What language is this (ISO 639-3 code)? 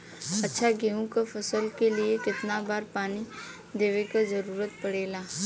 bho